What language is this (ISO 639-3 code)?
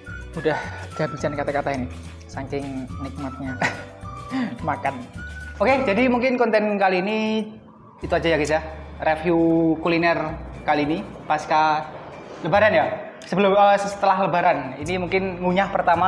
ind